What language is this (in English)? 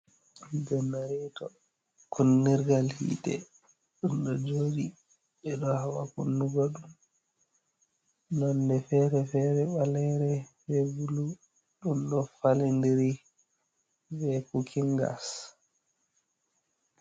Fula